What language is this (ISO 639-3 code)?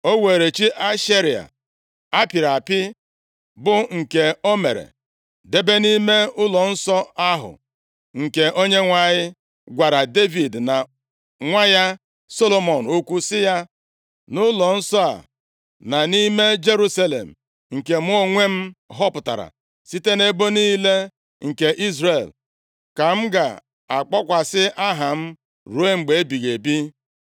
ibo